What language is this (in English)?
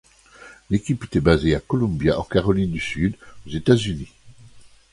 French